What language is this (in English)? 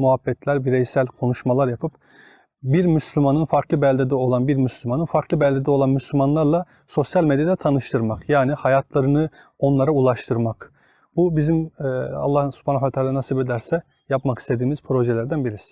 Turkish